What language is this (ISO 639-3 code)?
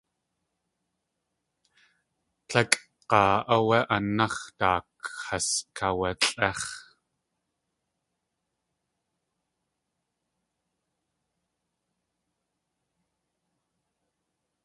tli